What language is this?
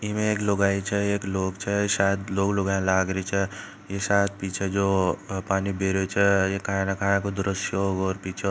Marwari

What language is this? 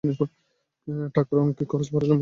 Bangla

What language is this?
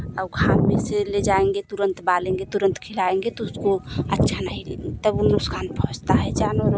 Hindi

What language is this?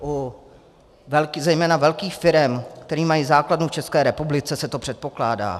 Czech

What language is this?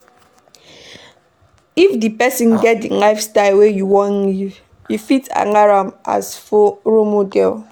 Nigerian Pidgin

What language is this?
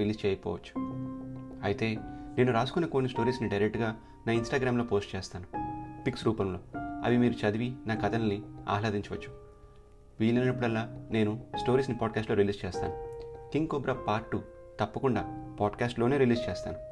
Telugu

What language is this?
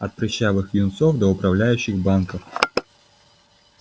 Russian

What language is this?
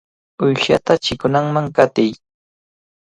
Cajatambo North Lima Quechua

